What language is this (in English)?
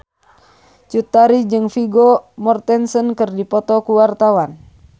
Sundanese